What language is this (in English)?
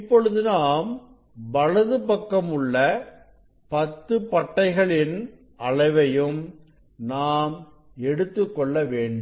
Tamil